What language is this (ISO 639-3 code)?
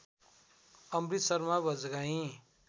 nep